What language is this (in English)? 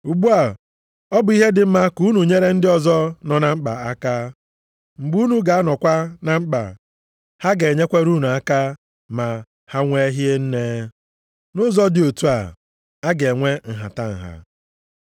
Igbo